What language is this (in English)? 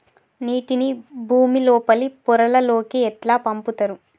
Telugu